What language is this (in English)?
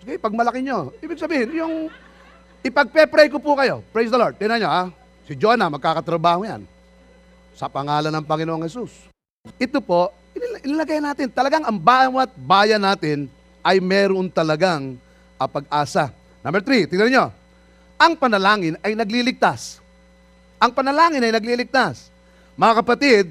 Filipino